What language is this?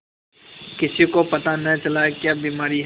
Hindi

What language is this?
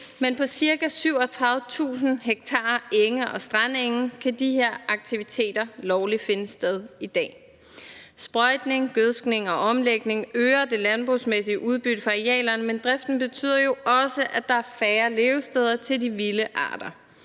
Danish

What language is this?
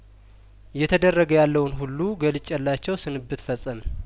Amharic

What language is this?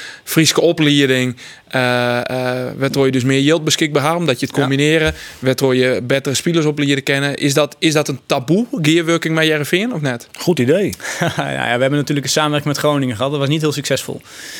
Dutch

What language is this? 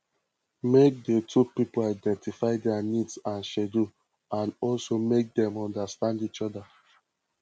Nigerian Pidgin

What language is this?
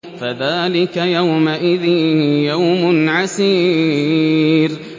Arabic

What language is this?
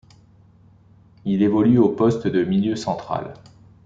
French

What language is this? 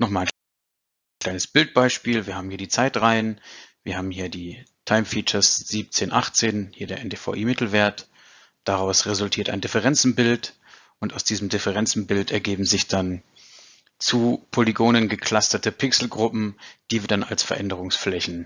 German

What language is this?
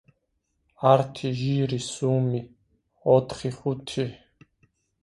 Georgian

